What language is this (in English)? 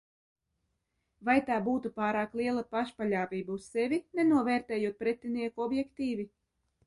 Latvian